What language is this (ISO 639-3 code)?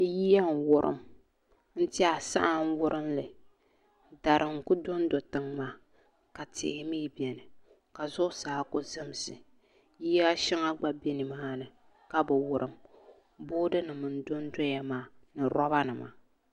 dag